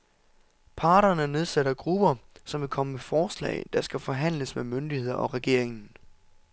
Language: Danish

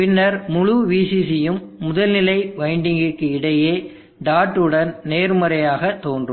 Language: Tamil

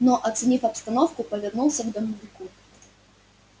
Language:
Russian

